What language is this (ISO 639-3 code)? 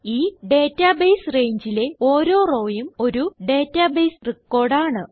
mal